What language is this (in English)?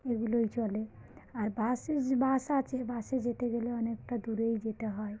Bangla